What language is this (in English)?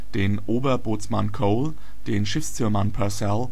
German